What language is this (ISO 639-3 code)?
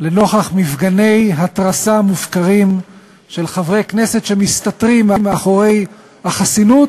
heb